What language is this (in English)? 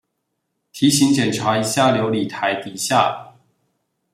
Chinese